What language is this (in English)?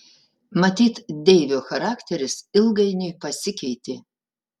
Lithuanian